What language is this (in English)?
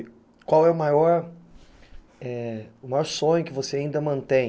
Portuguese